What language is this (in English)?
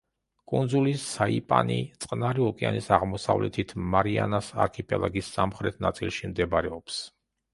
Georgian